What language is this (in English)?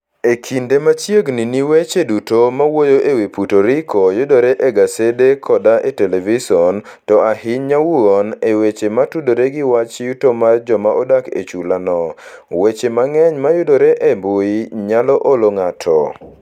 Luo (Kenya and Tanzania)